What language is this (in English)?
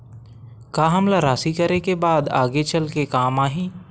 Chhattisgarhi